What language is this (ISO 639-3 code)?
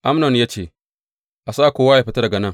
hau